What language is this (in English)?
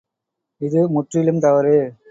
Tamil